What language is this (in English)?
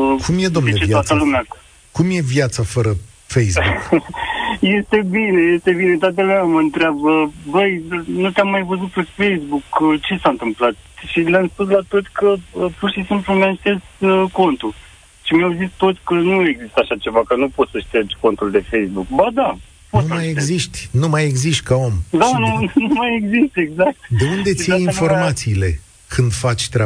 Romanian